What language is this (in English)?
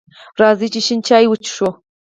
Pashto